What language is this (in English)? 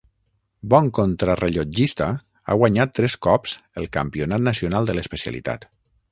Catalan